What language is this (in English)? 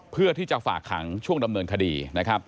Thai